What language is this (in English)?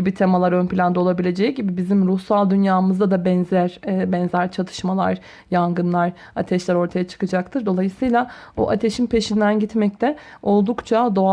Turkish